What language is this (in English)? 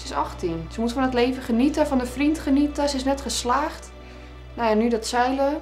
Dutch